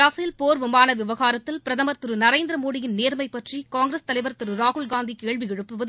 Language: Tamil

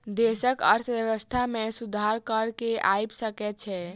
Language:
Maithili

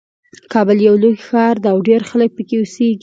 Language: Pashto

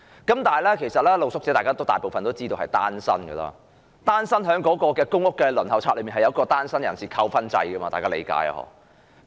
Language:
Cantonese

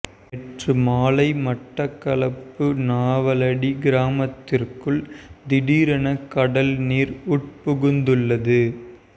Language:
Tamil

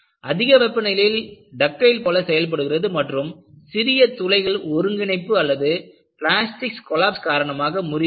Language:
Tamil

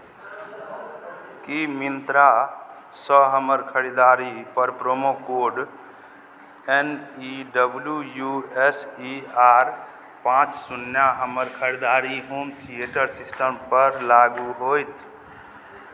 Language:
Maithili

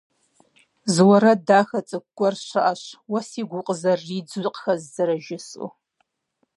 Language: Kabardian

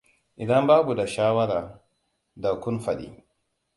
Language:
Hausa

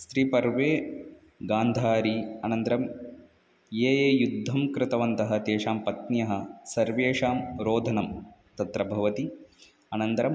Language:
Sanskrit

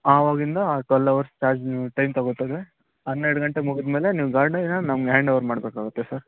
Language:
Kannada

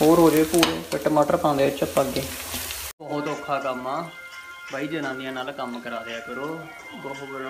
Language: Hindi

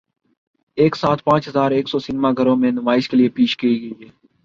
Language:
Urdu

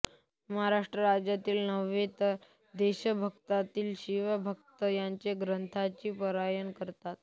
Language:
Marathi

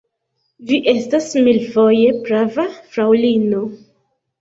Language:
Esperanto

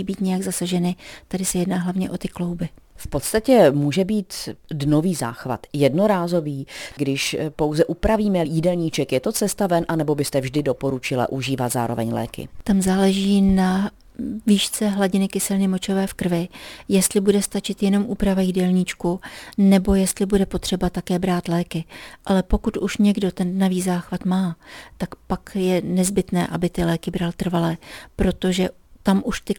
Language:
Czech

